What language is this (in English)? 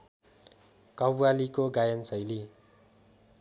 Nepali